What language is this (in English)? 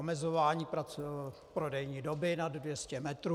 Czech